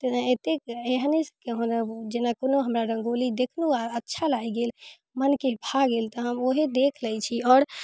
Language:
Maithili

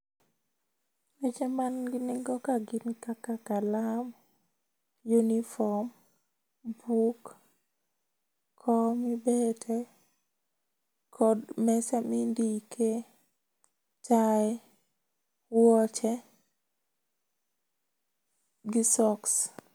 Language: Luo (Kenya and Tanzania)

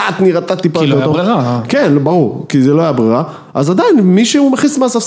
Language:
Hebrew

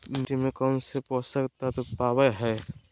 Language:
Magahi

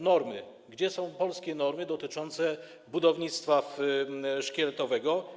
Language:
Polish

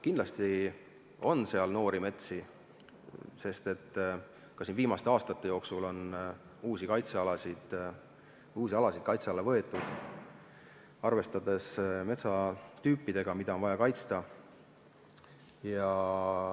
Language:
Estonian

